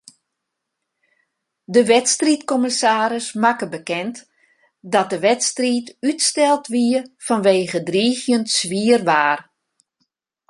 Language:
Western Frisian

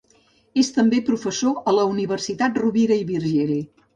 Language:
Catalan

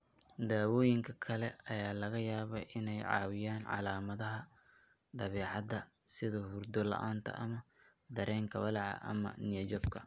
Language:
Somali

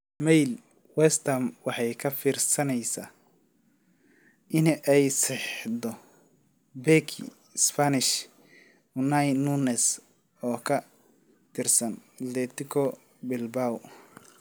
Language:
Somali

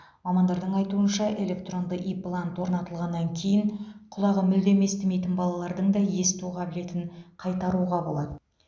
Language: Kazakh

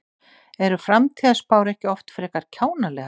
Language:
Icelandic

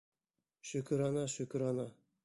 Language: Bashkir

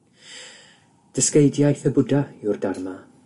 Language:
Welsh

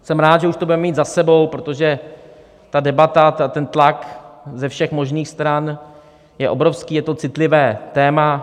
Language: Czech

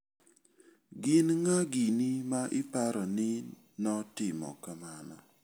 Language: Luo (Kenya and Tanzania)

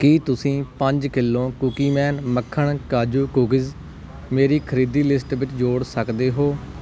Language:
Punjabi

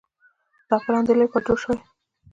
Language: Pashto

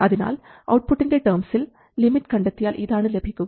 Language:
Malayalam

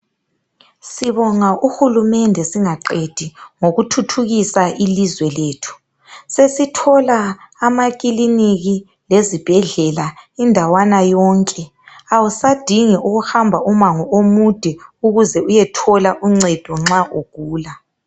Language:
North Ndebele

